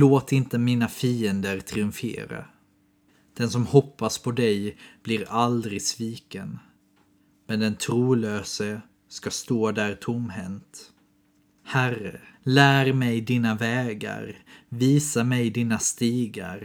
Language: Swedish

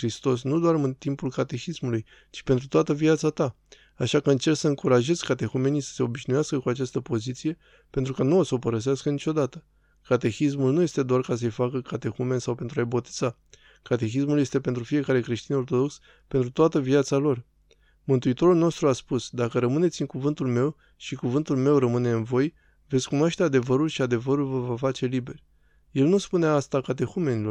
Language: Romanian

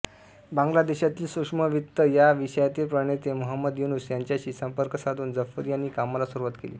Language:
Marathi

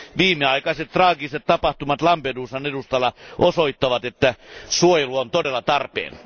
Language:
Finnish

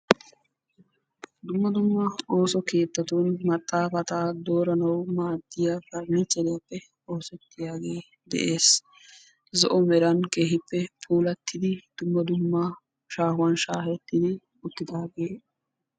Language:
Wolaytta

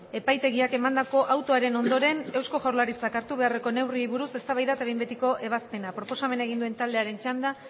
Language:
Basque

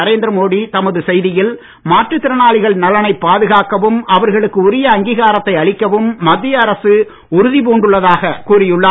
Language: Tamil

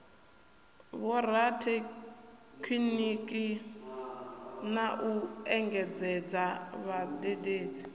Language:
Venda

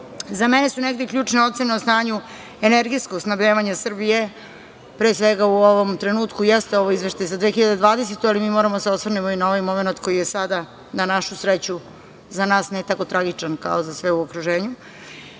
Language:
Serbian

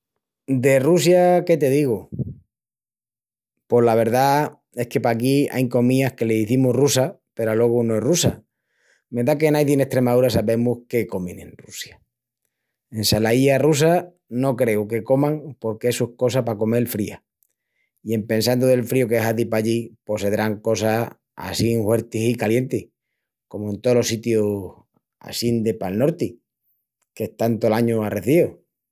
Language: Extremaduran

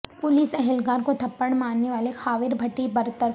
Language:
Urdu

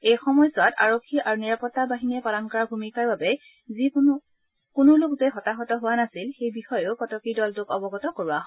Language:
Assamese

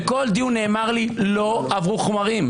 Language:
Hebrew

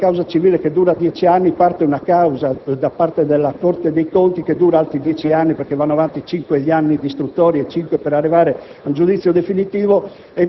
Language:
Italian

